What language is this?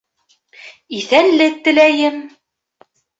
Bashkir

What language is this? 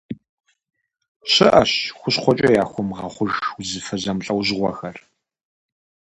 Kabardian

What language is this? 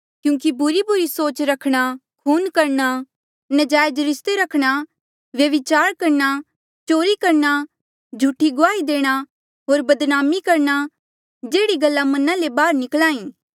Mandeali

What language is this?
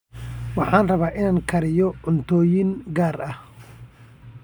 Somali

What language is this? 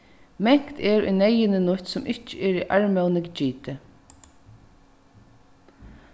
Faroese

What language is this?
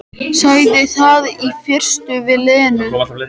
Icelandic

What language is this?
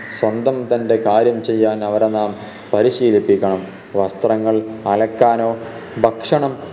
Malayalam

